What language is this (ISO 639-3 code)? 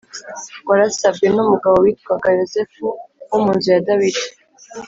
kin